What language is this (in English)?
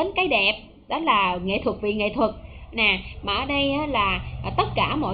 Vietnamese